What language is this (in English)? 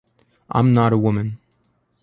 English